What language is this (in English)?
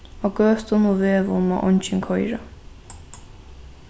Faroese